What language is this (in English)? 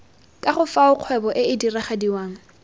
Tswana